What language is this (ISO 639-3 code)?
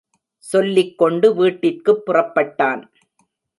tam